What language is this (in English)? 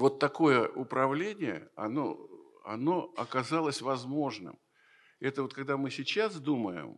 Russian